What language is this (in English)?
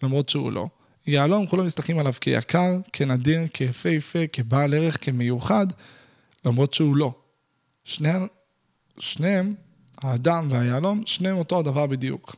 Hebrew